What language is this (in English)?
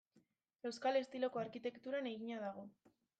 Basque